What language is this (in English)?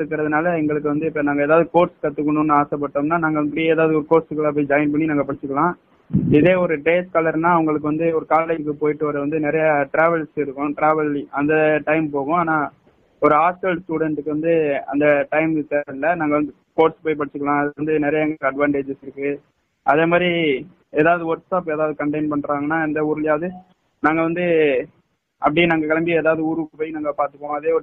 Tamil